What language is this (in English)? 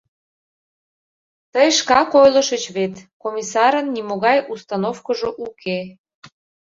Mari